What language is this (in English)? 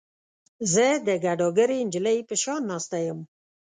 Pashto